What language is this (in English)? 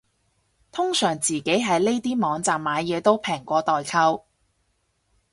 Cantonese